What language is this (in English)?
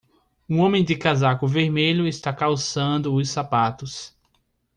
Portuguese